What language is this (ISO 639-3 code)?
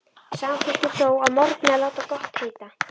isl